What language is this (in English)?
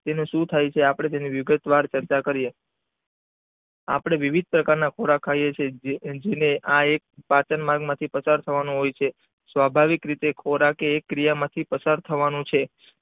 Gujarati